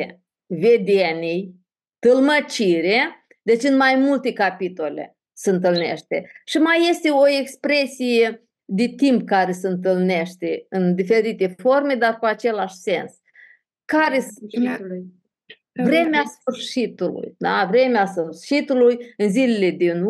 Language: Romanian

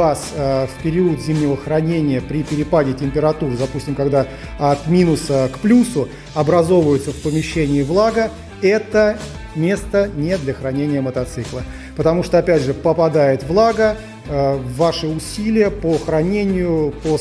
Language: Russian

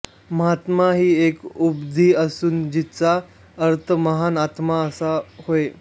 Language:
Marathi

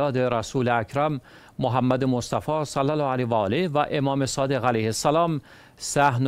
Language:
Persian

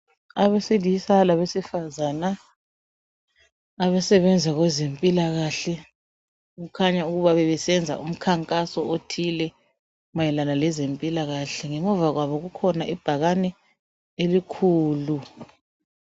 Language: North Ndebele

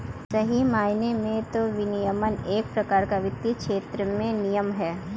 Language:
Hindi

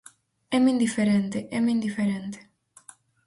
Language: Galician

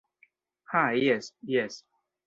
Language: Esperanto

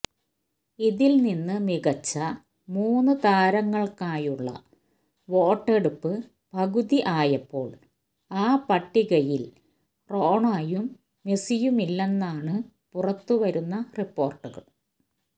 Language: Malayalam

